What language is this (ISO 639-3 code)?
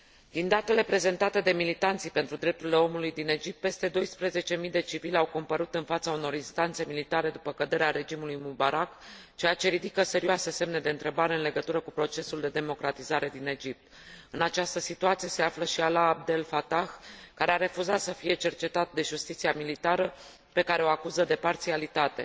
ron